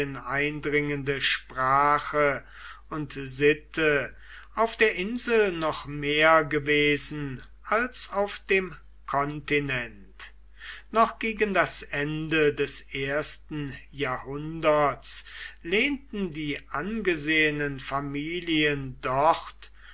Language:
German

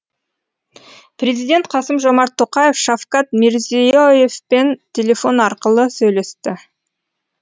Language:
Kazakh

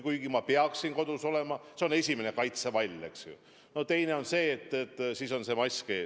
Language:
Estonian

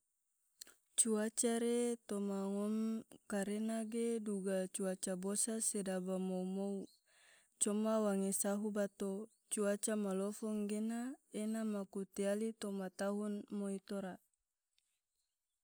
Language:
Tidore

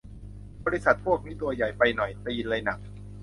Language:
Thai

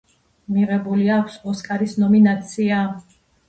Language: Georgian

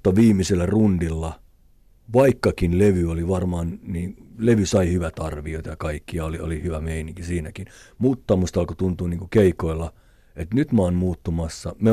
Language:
Finnish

